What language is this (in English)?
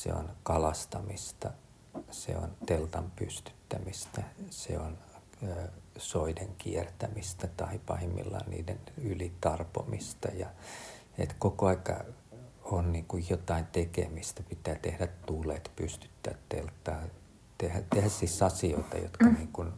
Finnish